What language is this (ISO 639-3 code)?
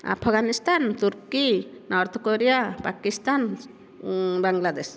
ori